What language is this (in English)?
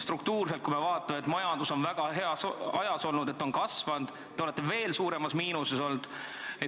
Estonian